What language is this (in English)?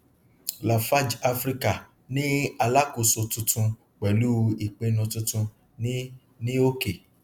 Yoruba